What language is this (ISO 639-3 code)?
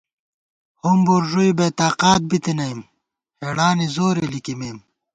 gwt